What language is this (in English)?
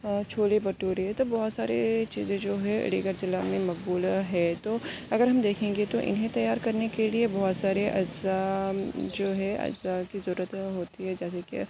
Urdu